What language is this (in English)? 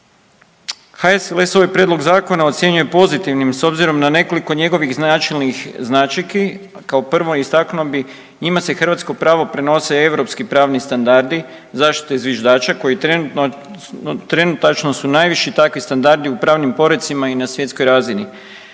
Croatian